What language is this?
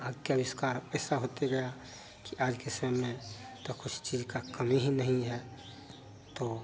Hindi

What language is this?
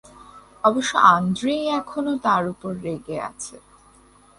Bangla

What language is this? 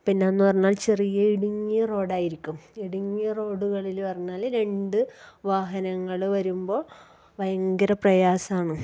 Malayalam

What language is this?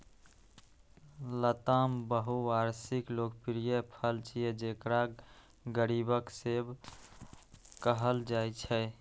Maithili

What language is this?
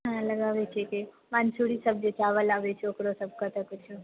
Maithili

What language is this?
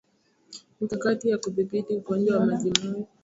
Swahili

